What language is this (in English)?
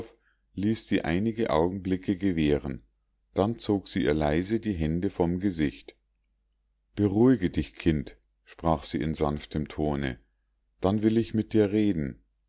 German